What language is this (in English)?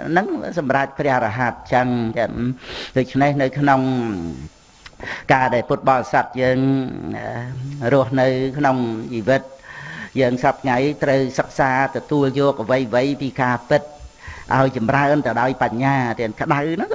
Vietnamese